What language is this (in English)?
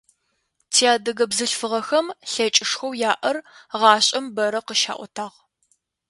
Adyghe